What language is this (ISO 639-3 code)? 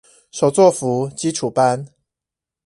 zho